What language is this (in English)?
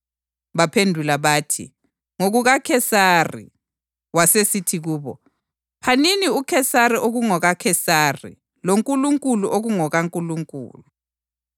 North Ndebele